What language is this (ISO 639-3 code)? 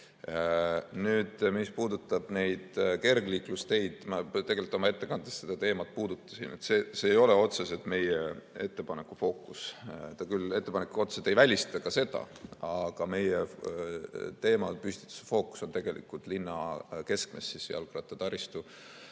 est